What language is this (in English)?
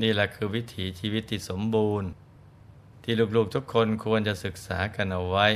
Thai